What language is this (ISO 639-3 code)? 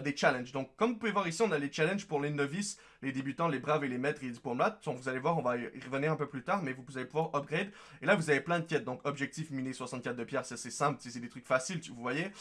fra